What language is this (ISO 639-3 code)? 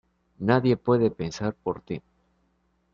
spa